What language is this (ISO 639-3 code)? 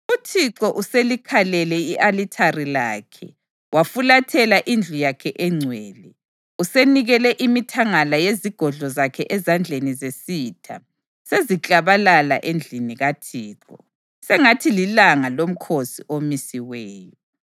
nde